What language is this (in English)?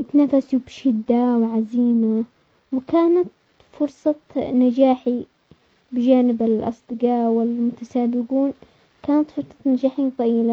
Omani Arabic